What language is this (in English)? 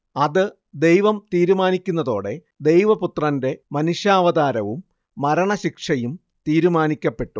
Malayalam